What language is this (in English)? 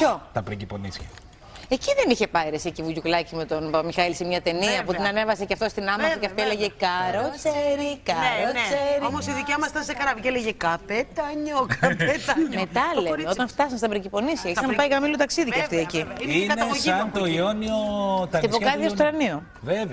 Greek